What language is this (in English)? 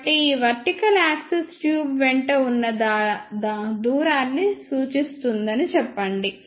Telugu